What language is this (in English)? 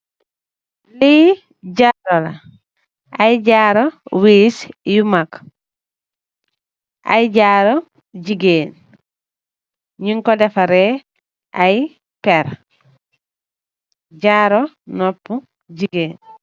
Wolof